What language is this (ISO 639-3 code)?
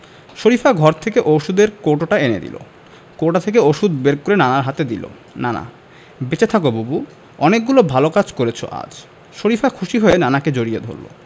ben